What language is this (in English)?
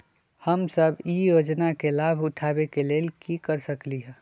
Magahi